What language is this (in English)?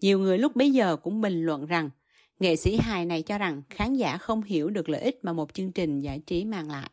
Vietnamese